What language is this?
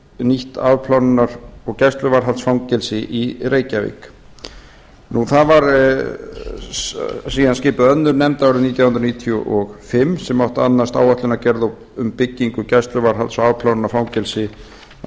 Icelandic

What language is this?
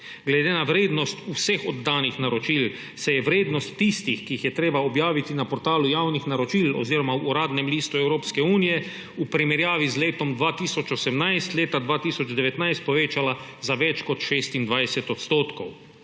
Slovenian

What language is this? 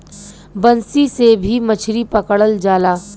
Bhojpuri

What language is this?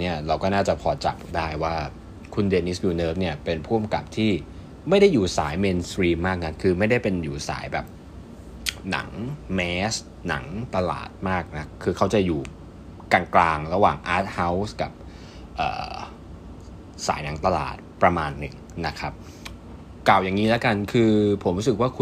Thai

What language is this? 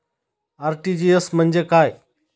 Marathi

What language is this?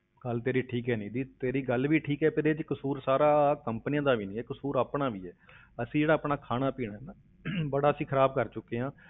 Punjabi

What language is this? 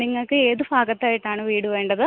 Malayalam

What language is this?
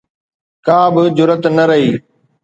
Sindhi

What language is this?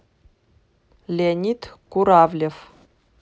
Russian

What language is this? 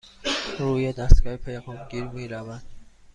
Persian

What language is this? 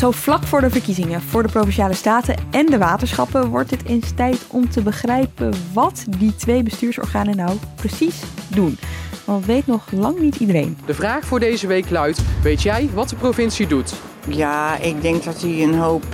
Dutch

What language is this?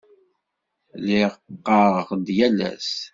Kabyle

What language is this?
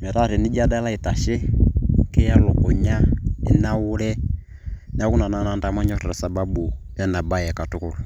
Masai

